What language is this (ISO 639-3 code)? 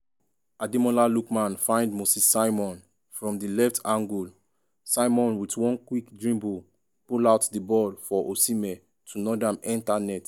pcm